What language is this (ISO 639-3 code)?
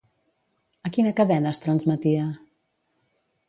cat